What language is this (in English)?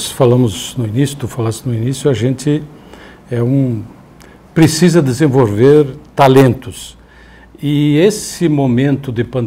Portuguese